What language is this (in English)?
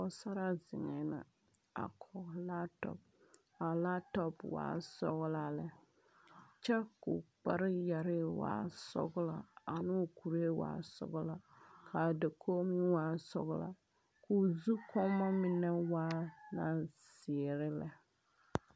Southern Dagaare